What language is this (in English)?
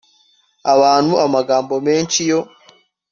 Kinyarwanda